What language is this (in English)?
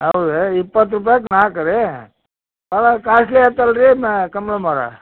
Kannada